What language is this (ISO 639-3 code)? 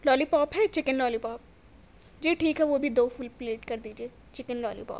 urd